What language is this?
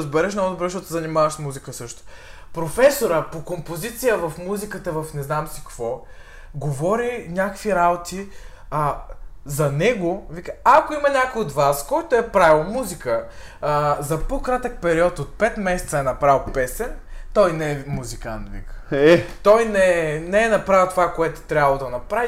Bulgarian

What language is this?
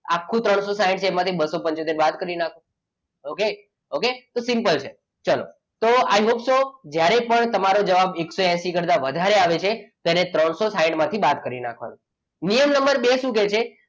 Gujarati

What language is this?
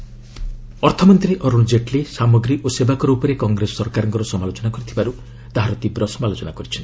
Odia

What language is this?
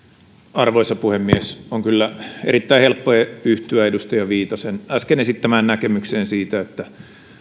Finnish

